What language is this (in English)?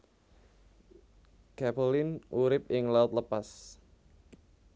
Javanese